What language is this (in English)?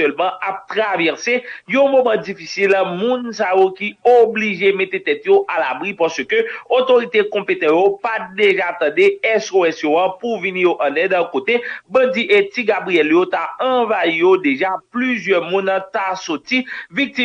French